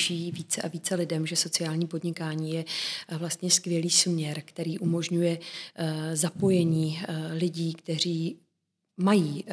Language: Czech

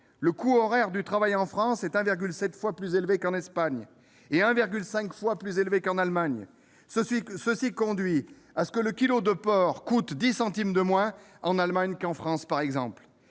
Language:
French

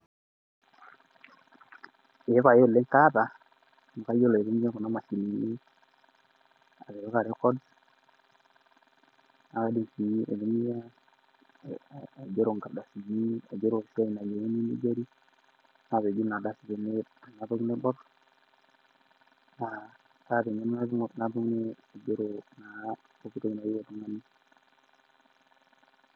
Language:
Masai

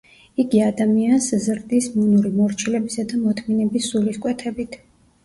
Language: Georgian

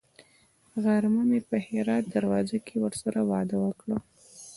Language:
Pashto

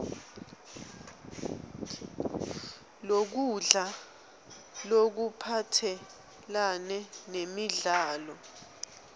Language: Swati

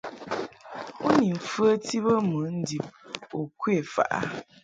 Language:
Mungaka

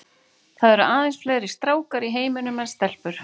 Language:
Icelandic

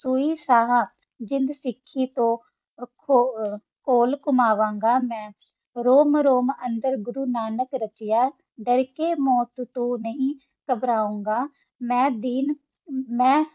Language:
Punjabi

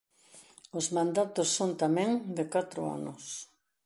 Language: Galician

